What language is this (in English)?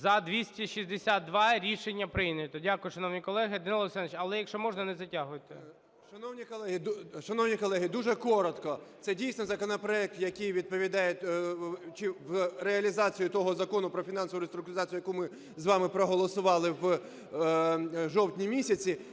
Ukrainian